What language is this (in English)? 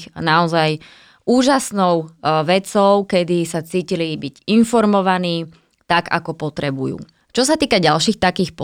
Slovak